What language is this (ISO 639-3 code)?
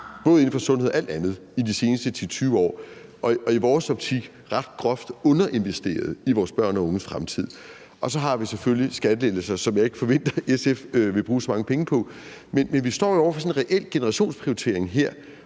dan